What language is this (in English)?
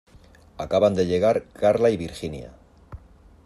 Spanish